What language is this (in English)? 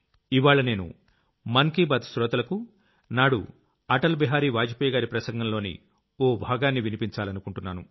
Telugu